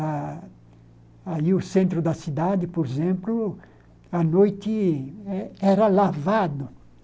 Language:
Portuguese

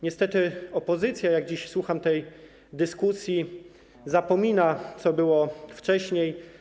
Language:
Polish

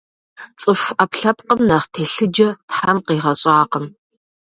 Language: Kabardian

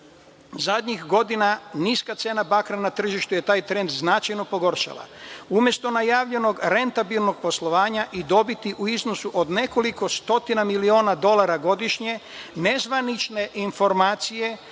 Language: Serbian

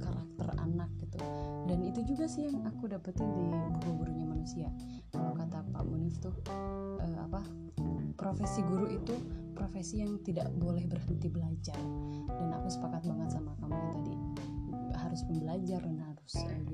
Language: Indonesian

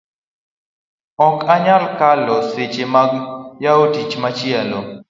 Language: Luo (Kenya and Tanzania)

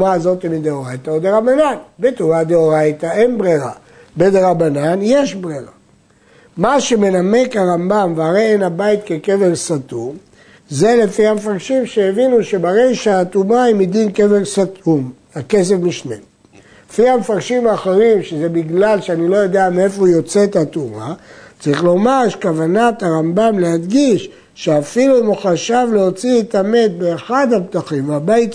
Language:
Hebrew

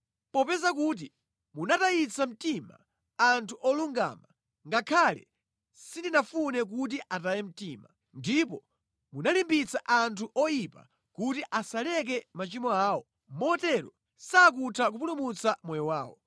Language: Nyanja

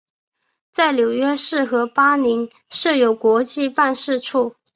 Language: Chinese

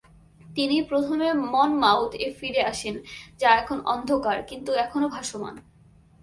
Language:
Bangla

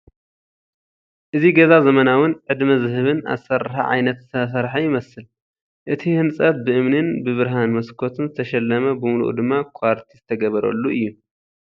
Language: Tigrinya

